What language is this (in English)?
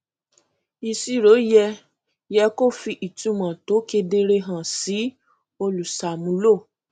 Yoruba